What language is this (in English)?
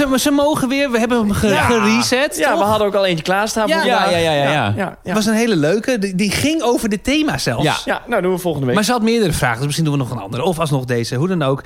Dutch